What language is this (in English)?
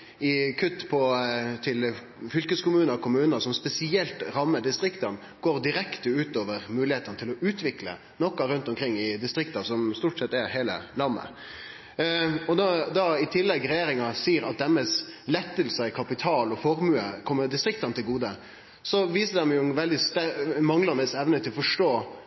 Norwegian Nynorsk